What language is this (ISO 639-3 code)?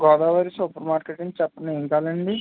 tel